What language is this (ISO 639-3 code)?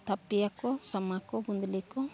sat